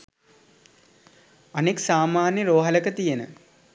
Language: Sinhala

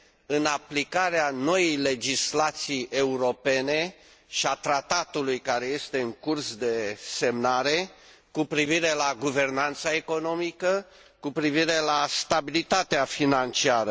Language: Romanian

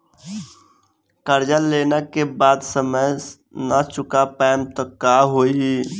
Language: Bhojpuri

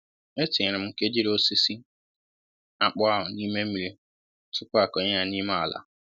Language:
Igbo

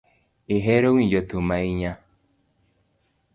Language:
Luo (Kenya and Tanzania)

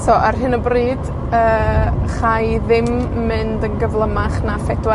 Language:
Welsh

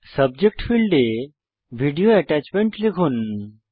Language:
Bangla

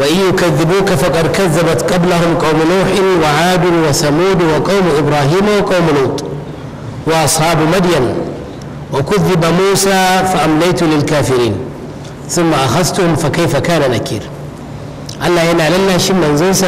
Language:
Arabic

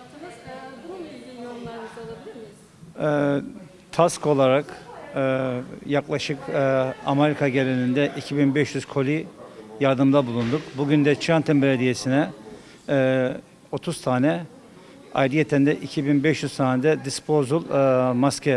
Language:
Turkish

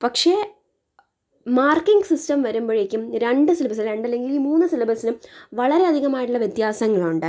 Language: Malayalam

